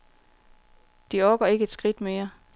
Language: Danish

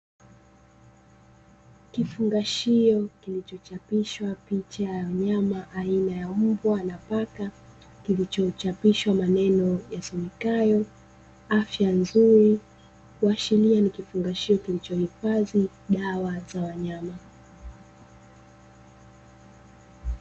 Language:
Swahili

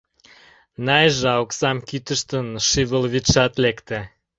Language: Mari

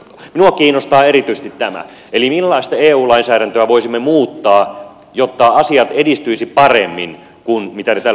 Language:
Finnish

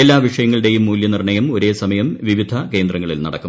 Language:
Malayalam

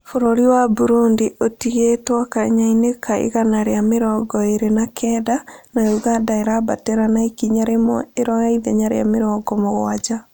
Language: Kikuyu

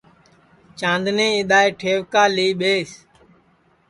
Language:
Sansi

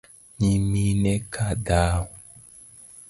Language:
Luo (Kenya and Tanzania)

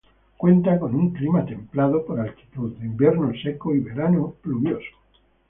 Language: Spanish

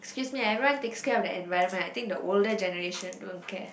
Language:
English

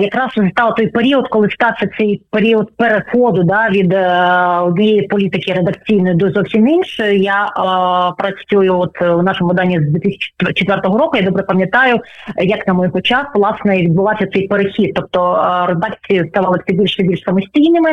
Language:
Ukrainian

